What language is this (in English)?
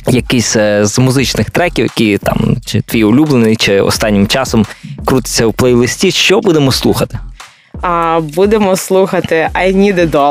Ukrainian